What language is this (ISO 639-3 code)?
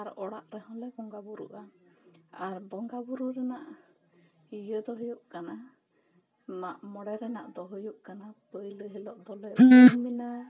sat